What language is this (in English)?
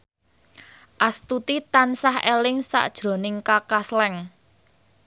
Javanese